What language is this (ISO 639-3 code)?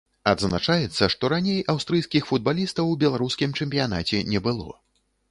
bel